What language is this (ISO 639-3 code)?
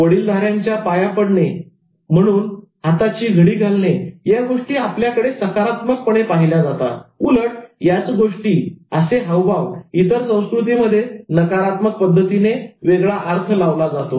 mar